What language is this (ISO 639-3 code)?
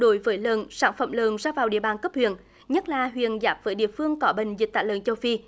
vie